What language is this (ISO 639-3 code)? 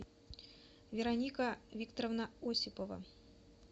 rus